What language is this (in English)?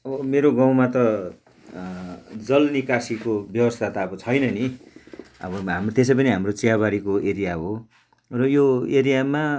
Nepali